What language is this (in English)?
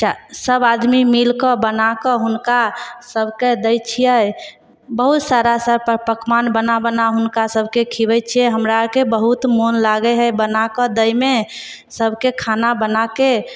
Maithili